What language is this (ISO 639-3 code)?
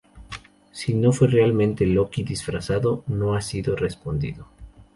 spa